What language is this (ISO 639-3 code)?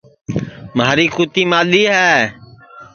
ssi